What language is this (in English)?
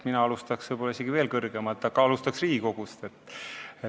Estonian